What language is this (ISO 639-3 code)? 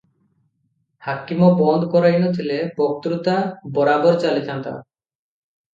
ori